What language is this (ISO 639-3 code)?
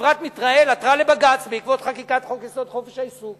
heb